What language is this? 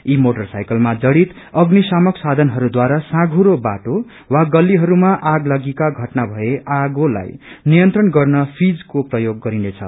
Nepali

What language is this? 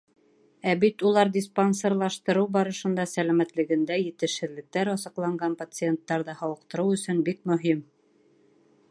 Bashkir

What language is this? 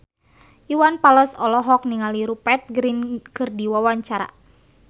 Sundanese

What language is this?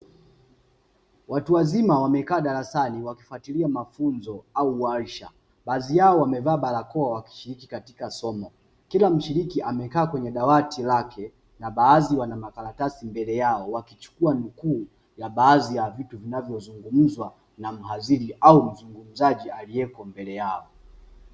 Swahili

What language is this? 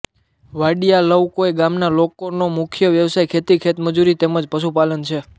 Gujarati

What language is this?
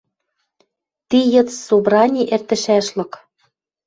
Western Mari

